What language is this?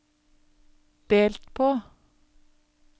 Norwegian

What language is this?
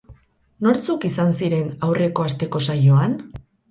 Basque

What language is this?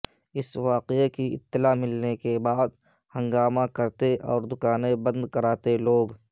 Urdu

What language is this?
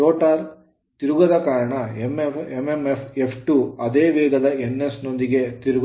Kannada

